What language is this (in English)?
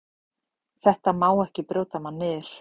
Icelandic